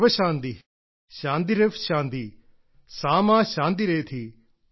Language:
Malayalam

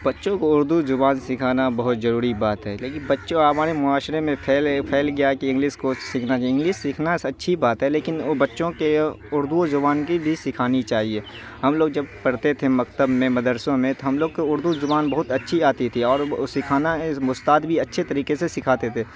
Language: Urdu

